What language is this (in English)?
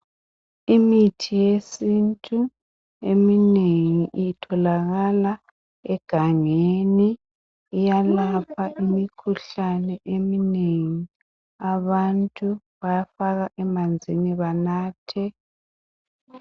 North Ndebele